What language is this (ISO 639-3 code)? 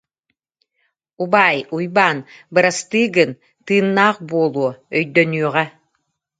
sah